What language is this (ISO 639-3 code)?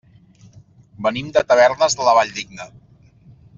cat